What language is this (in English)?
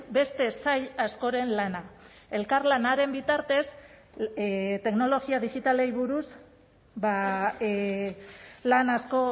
Basque